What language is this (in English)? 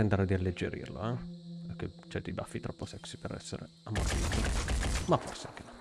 Italian